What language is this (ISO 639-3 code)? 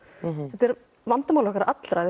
isl